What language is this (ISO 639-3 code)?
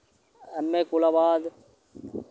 doi